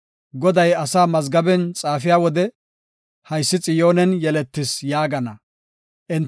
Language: Gofa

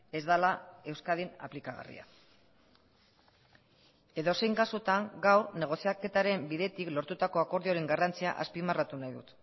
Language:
Basque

